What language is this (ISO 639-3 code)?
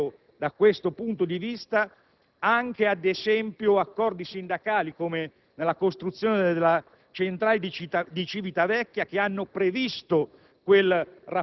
ita